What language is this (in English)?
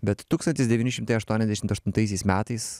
Lithuanian